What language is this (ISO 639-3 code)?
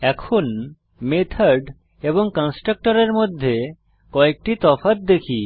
ben